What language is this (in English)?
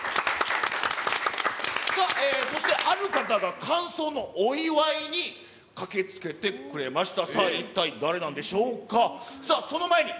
Japanese